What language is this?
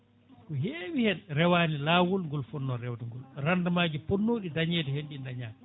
Fula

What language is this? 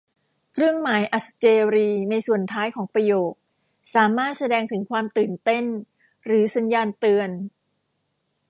Thai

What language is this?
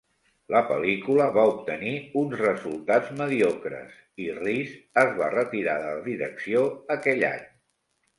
Catalan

